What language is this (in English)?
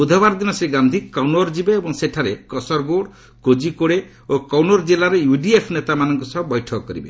Odia